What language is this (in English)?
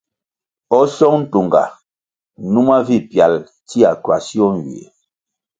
Kwasio